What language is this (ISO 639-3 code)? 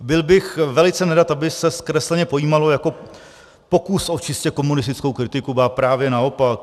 ces